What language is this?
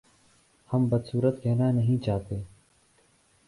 Urdu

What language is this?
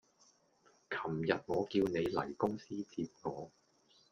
Cantonese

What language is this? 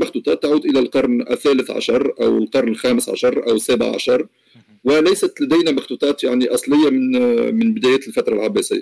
Arabic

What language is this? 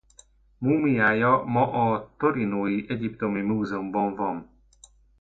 Hungarian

